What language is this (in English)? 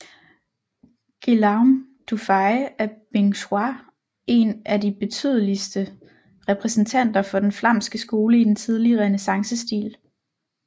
Danish